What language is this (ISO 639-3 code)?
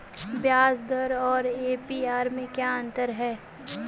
hin